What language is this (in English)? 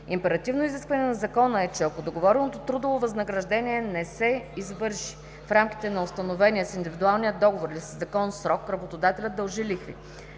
Bulgarian